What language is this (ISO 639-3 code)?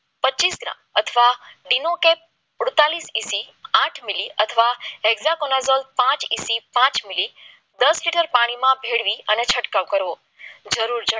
guj